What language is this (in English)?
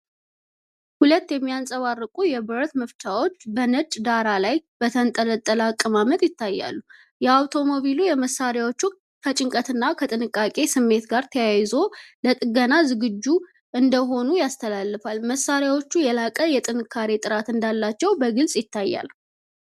Amharic